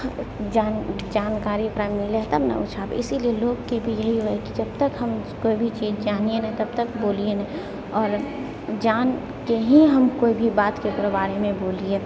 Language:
Maithili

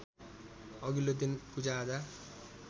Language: Nepali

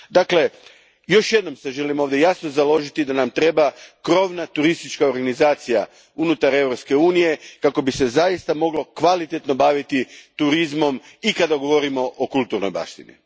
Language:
Croatian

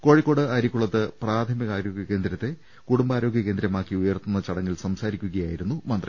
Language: Malayalam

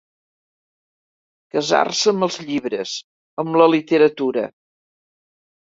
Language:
Catalan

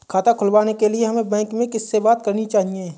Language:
Hindi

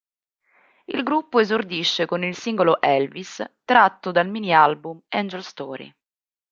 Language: Italian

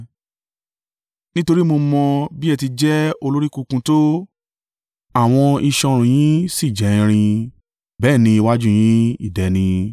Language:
Yoruba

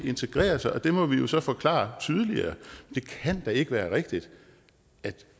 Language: Danish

